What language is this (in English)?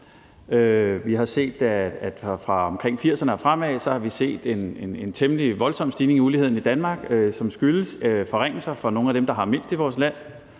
Danish